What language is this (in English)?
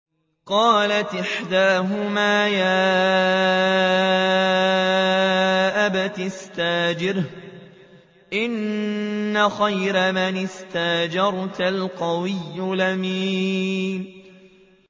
Arabic